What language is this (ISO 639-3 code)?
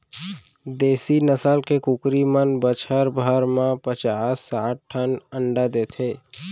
hne